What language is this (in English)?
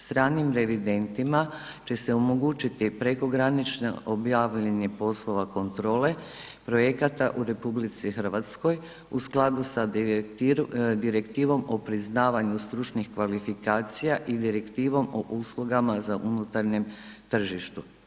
Croatian